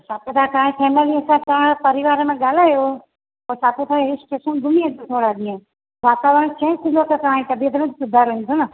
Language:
Sindhi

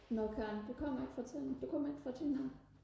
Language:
Danish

